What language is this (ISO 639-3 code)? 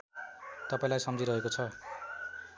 nep